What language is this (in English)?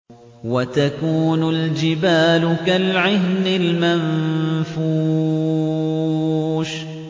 Arabic